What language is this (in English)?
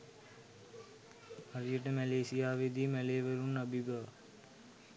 Sinhala